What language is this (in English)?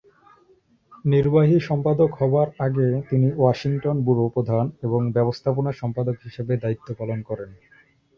Bangla